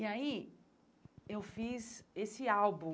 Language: Portuguese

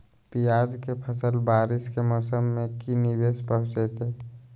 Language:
Magahi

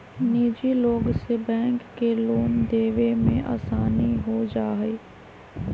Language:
Magahi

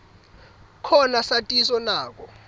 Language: Swati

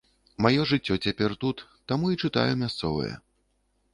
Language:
Belarusian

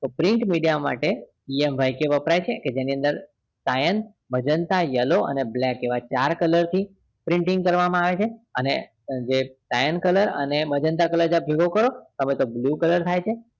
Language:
Gujarati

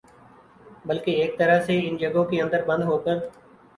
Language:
Urdu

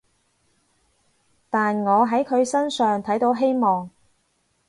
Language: Cantonese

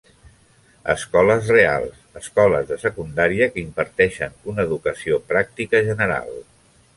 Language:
Catalan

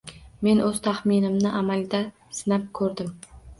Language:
Uzbek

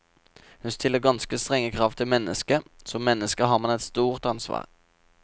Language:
Norwegian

